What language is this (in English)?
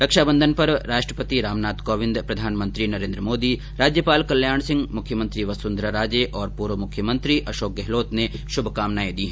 Hindi